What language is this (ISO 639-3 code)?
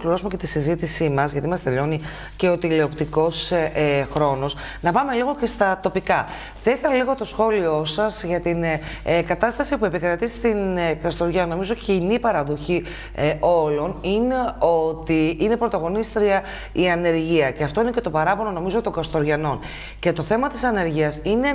ell